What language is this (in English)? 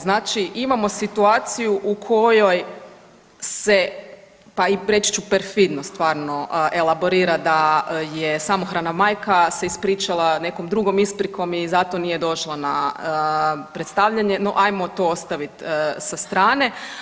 Croatian